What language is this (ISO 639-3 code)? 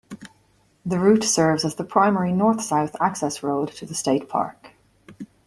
eng